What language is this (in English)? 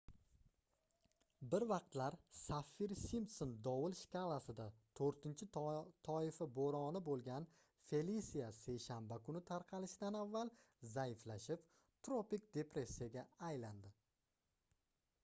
Uzbek